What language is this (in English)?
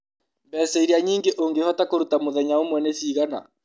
Kikuyu